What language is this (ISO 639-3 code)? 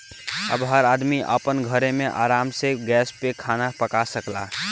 bho